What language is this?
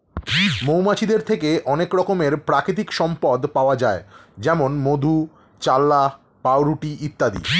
Bangla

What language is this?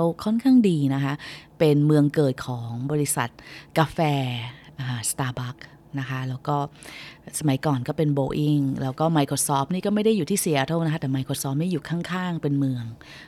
Thai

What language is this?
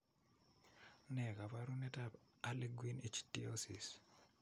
Kalenjin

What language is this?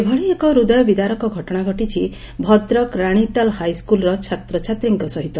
Odia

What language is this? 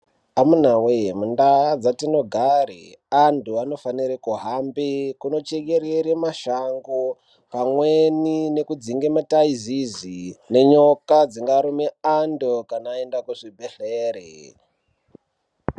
Ndau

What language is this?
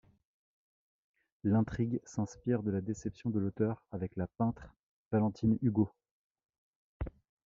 French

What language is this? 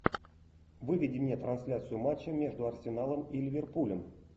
Russian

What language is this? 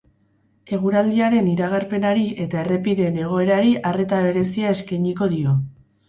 Basque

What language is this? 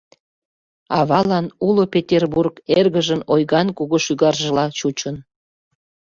Mari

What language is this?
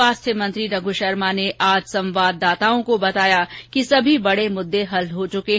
Hindi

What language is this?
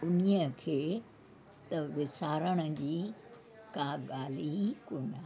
Sindhi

